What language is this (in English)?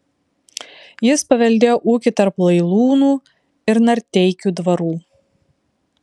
Lithuanian